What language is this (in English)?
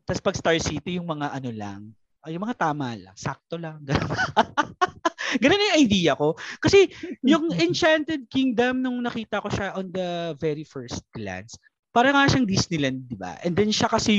Filipino